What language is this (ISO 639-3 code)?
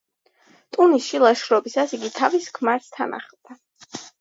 kat